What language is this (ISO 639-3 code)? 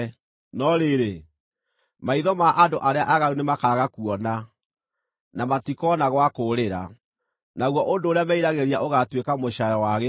kik